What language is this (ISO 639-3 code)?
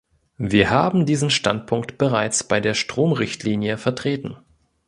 deu